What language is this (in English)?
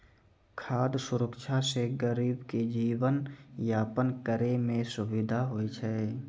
Maithili